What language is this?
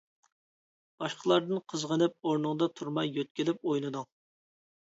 Uyghur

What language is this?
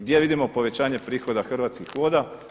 Croatian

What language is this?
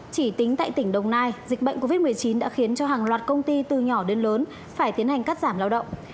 Vietnamese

